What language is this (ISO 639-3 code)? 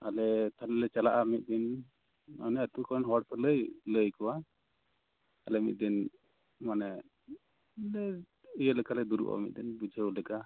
sat